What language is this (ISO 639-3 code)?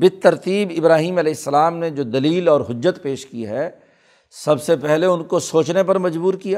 urd